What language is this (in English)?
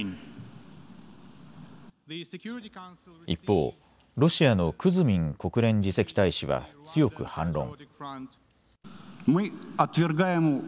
Japanese